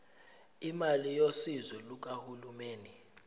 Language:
Zulu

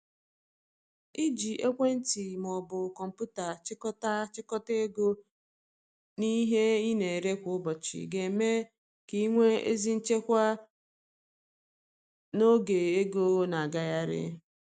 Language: Igbo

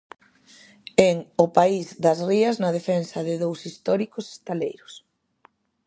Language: Galician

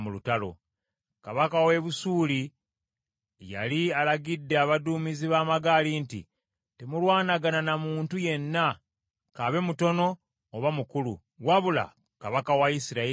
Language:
Ganda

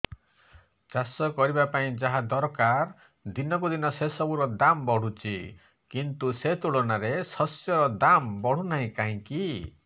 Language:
Odia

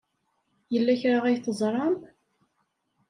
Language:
Kabyle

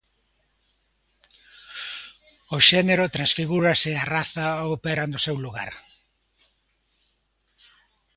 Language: Galician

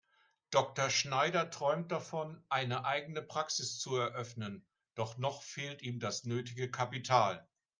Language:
German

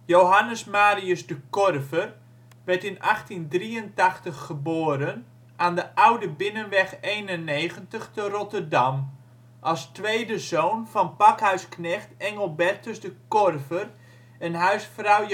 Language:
Dutch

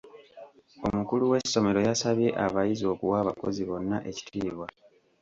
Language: Ganda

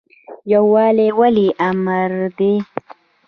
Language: Pashto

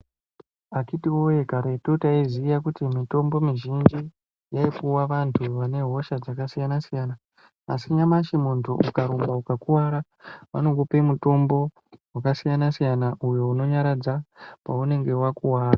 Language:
Ndau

